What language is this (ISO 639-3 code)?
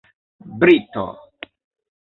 epo